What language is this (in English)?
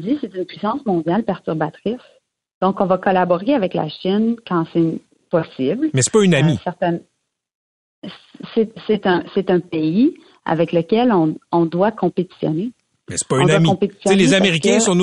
French